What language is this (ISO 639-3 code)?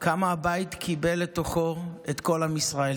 heb